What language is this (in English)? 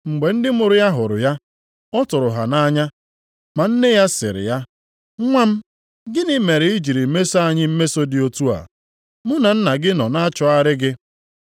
Igbo